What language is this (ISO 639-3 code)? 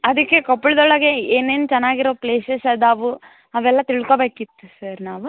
kan